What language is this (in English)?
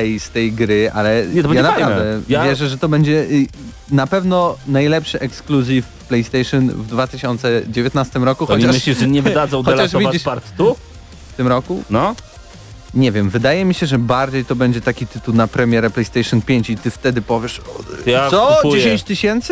Polish